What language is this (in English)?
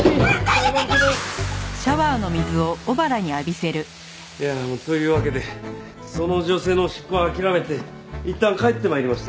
Japanese